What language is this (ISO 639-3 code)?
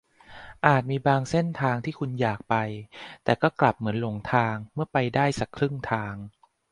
tha